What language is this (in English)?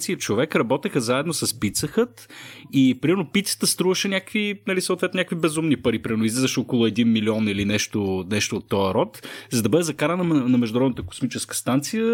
Bulgarian